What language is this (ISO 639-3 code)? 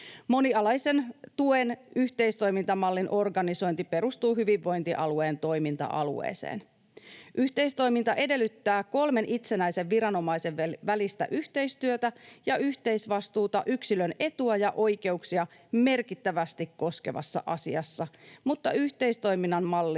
fin